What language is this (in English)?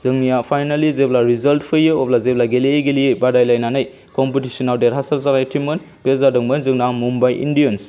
Bodo